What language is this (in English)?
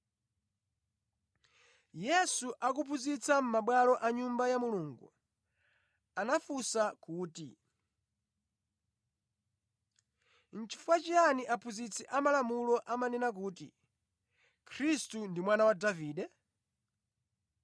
Nyanja